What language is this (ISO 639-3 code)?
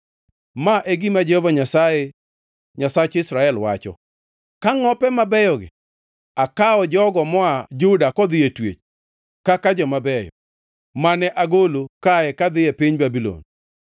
luo